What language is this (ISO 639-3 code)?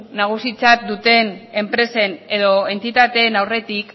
eus